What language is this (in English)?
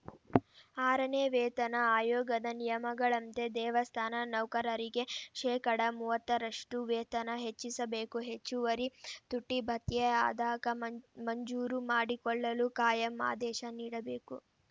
Kannada